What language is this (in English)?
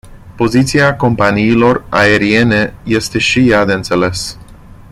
Romanian